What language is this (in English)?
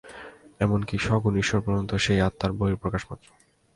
Bangla